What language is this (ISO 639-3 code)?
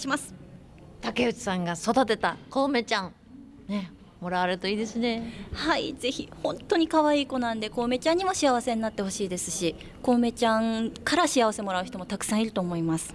jpn